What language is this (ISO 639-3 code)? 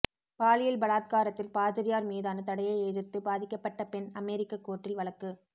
tam